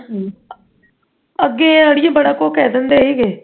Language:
Punjabi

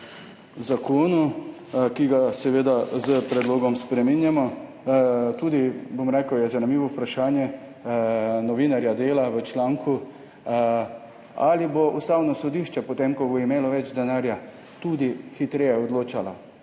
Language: Slovenian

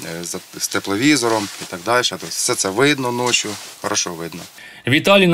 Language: Ukrainian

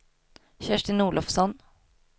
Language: Swedish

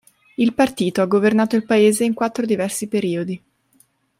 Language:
Italian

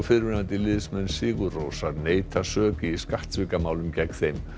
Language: Icelandic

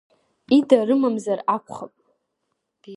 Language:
Abkhazian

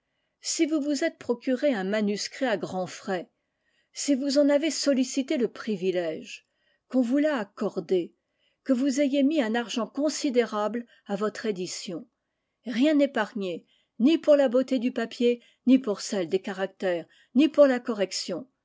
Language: French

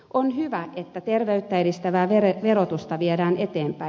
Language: Finnish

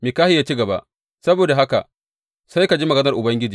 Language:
Hausa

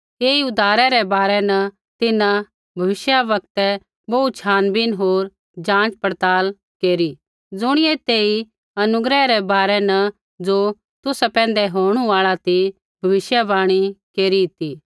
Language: Kullu Pahari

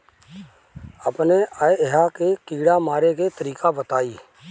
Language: Bhojpuri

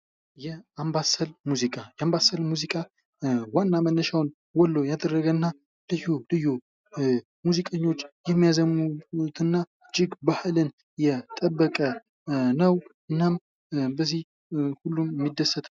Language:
Amharic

